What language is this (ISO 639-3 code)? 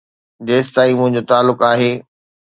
snd